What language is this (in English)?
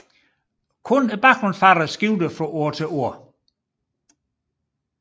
Danish